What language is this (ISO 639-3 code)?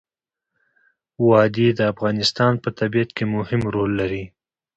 pus